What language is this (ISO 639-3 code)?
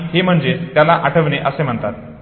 mar